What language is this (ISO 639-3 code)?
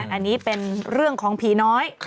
tha